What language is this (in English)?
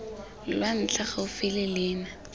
Tswana